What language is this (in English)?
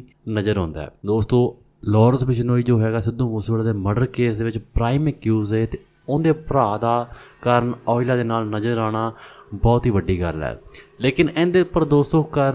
Hindi